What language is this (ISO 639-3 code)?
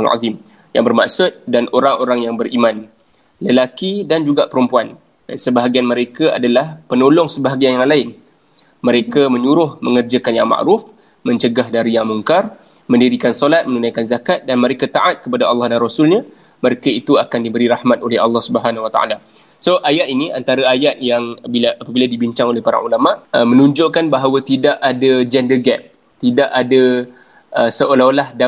msa